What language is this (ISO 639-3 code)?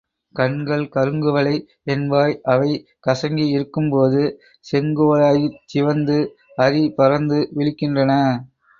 tam